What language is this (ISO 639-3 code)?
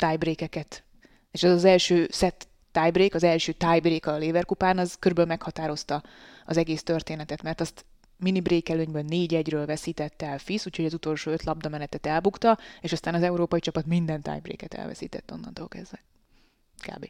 hun